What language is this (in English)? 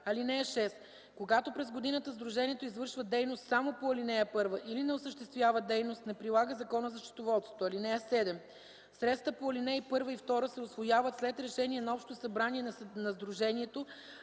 Bulgarian